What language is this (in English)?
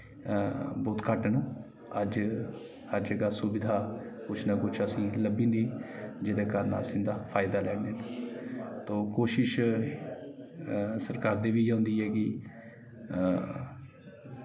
Dogri